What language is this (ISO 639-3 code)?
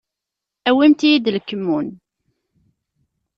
kab